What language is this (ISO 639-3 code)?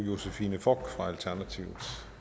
dan